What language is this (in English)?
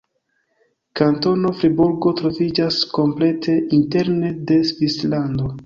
Esperanto